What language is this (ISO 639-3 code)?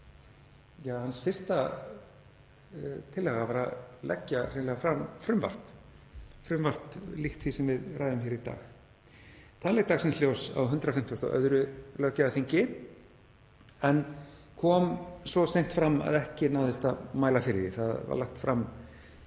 isl